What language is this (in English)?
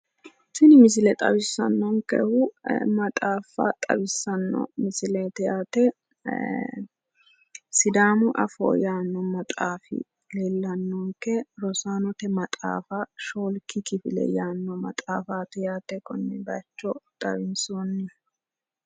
Sidamo